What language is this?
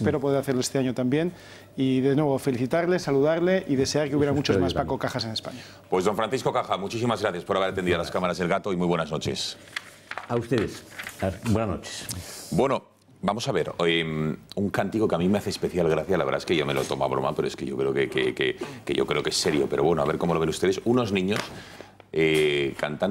Spanish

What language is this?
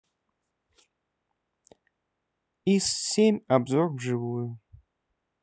Russian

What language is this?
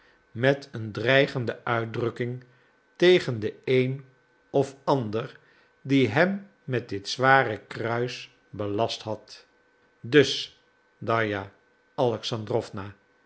Dutch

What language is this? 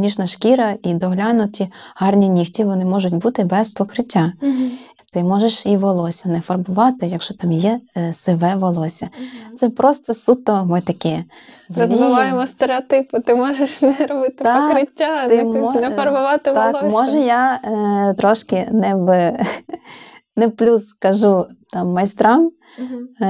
Ukrainian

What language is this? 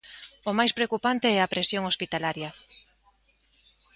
Galician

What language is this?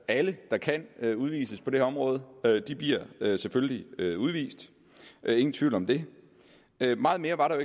Danish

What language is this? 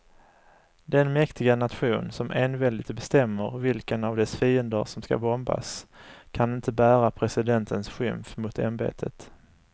Swedish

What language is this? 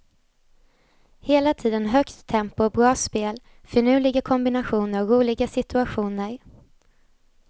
Swedish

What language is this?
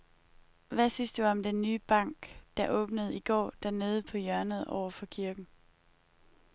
Danish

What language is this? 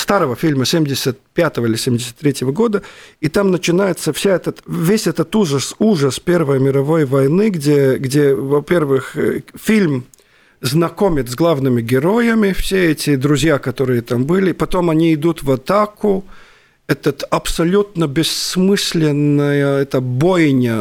Russian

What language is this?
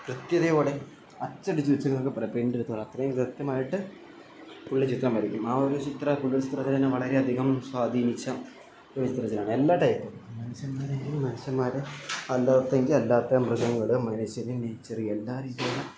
Malayalam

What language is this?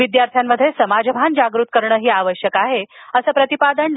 Marathi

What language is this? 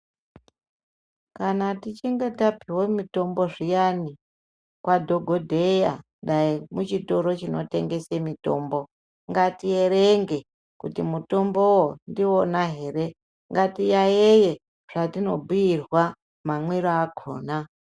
Ndau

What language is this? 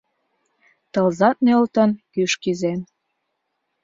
Mari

